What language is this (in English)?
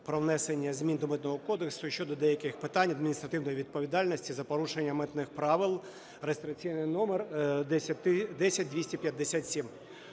Ukrainian